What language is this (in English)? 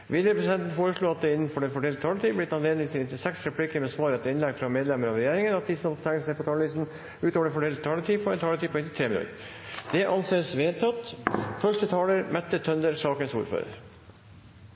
Norwegian Bokmål